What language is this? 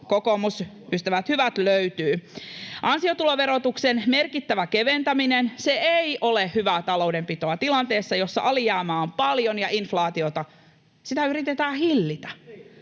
Finnish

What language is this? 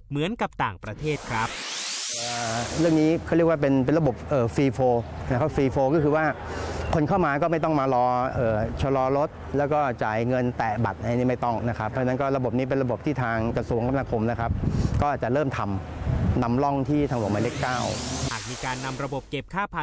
Thai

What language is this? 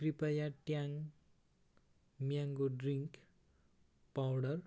Nepali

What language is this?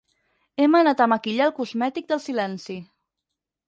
Catalan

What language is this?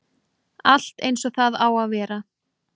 Icelandic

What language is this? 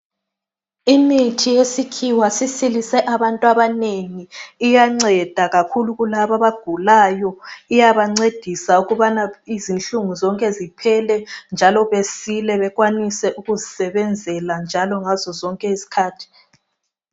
North Ndebele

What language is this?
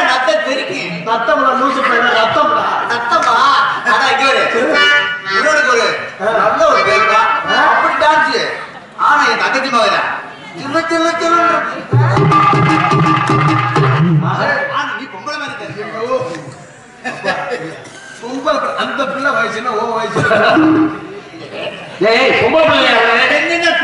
Arabic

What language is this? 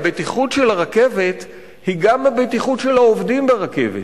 Hebrew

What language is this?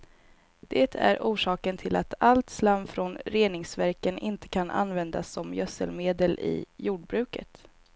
Swedish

